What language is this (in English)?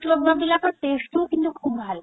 Assamese